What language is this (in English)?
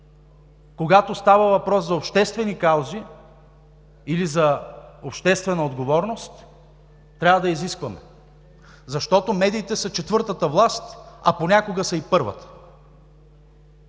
Bulgarian